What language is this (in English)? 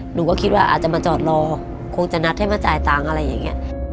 Thai